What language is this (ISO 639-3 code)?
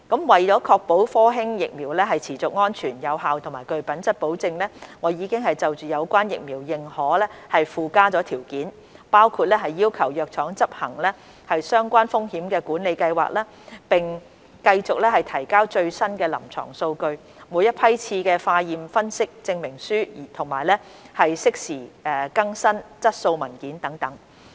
yue